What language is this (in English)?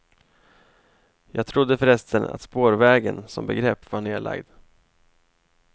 Swedish